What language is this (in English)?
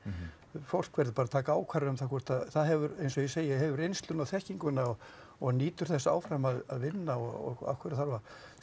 Icelandic